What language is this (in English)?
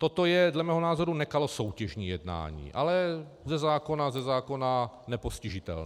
Czech